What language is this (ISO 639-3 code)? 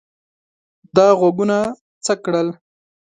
pus